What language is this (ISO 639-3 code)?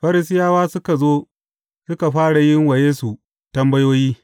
hau